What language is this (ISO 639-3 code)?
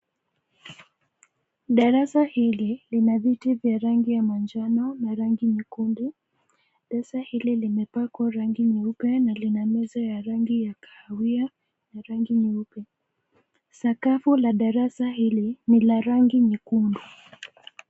swa